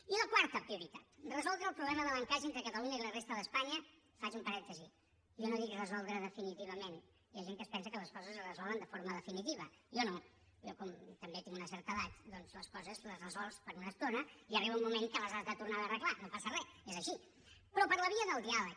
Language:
Catalan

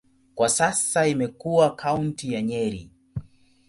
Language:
Swahili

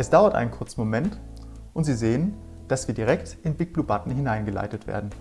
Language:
German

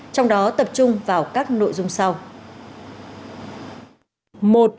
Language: Vietnamese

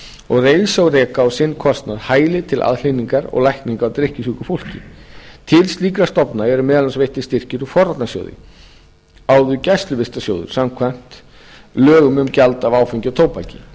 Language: Icelandic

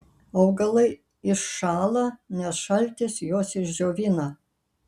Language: Lithuanian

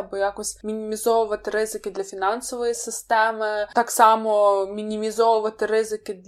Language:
Ukrainian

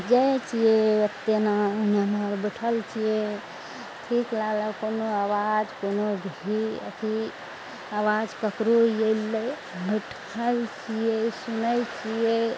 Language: Maithili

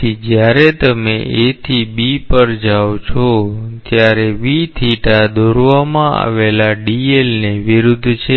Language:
Gujarati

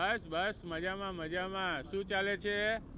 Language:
Gujarati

